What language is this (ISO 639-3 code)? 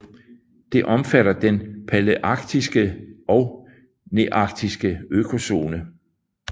dan